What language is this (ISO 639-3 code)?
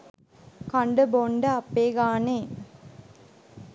sin